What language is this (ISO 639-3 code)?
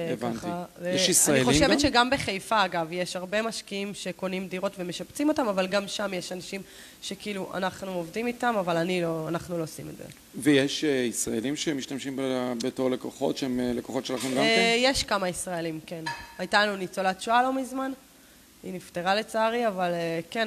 heb